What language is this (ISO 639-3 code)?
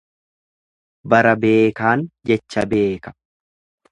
orm